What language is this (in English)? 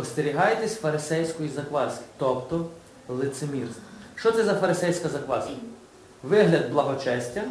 Ukrainian